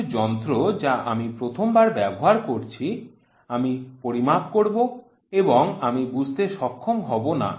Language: Bangla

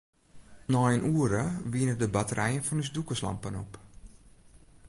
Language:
Western Frisian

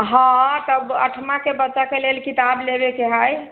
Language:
Maithili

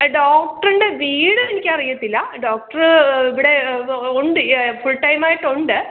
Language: Malayalam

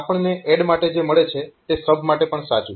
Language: Gujarati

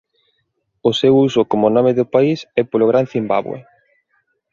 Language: Galician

